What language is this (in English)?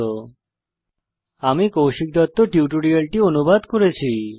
Bangla